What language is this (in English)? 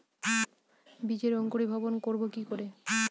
Bangla